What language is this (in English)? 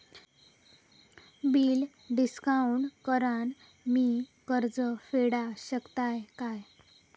Marathi